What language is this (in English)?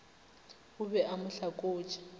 Northern Sotho